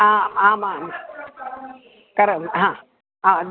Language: Sanskrit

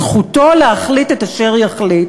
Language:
Hebrew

